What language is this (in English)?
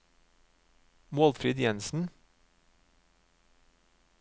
Norwegian